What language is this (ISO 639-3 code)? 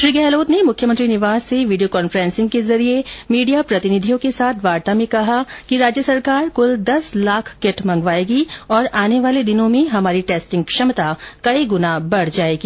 hin